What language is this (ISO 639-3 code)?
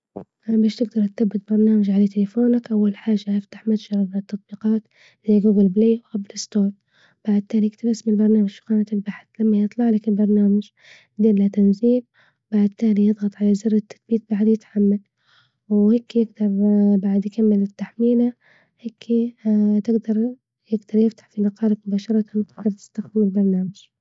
ayl